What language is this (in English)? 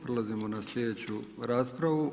Croatian